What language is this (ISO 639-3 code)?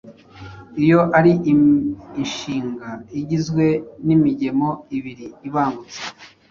kin